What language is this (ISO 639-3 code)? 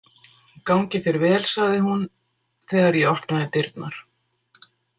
isl